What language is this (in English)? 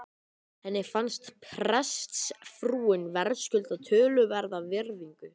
Icelandic